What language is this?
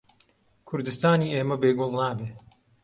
Central Kurdish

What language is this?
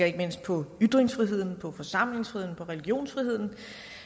Danish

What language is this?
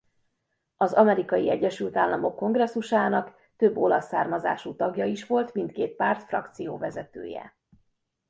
Hungarian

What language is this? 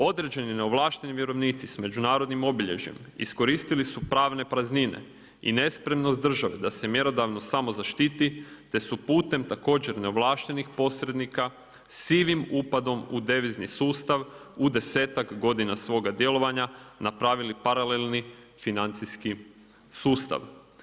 Croatian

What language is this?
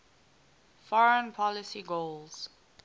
English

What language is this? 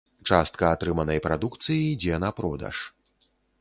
Belarusian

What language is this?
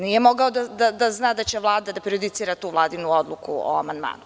Serbian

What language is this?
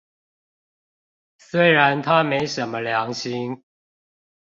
Chinese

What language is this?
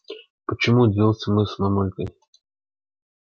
Russian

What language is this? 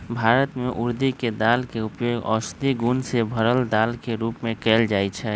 Magahi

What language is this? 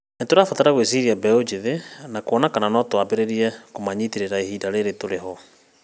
Kikuyu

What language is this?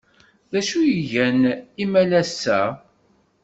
Kabyle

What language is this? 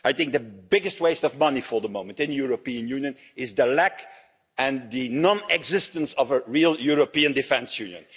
English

